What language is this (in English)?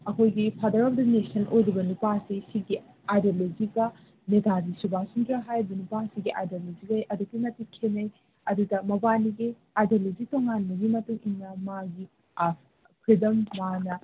Manipuri